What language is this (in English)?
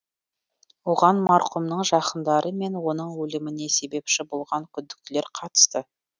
Kazakh